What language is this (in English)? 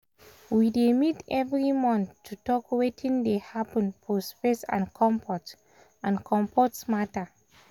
Nigerian Pidgin